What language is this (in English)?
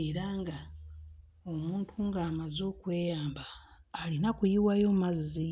Ganda